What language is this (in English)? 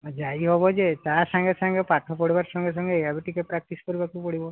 Odia